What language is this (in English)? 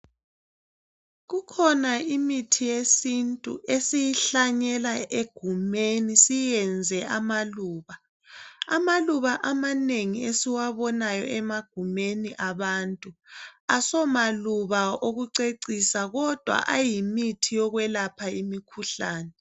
North Ndebele